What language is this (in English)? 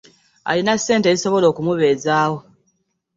Ganda